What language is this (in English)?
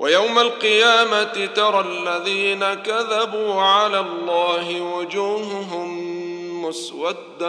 Arabic